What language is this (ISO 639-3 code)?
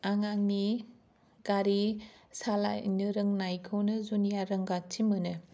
brx